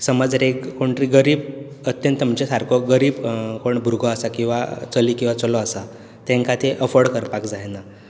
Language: Konkani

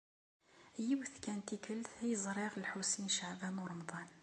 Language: Kabyle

